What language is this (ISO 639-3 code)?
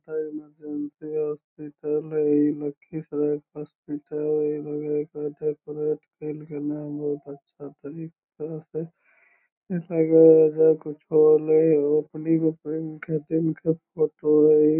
mag